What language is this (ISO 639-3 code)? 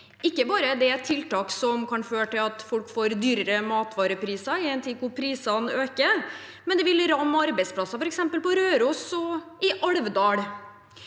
nor